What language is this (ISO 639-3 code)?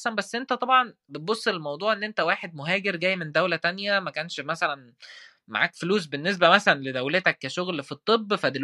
ara